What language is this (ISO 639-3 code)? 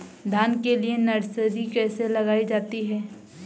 hin